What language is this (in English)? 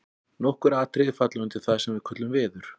Icelandic